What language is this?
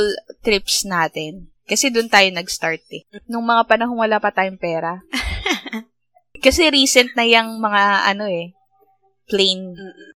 Filipino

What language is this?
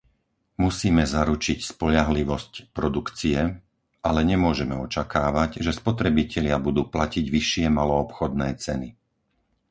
Slovak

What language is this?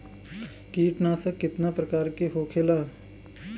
Bhojpuri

